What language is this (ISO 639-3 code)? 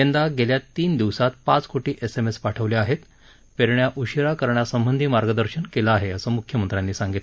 mar